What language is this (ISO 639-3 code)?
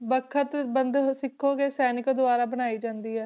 pan